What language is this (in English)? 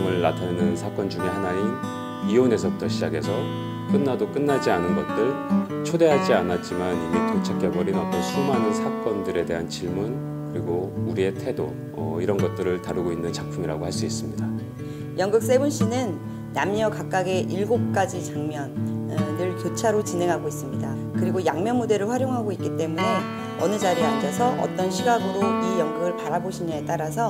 Korean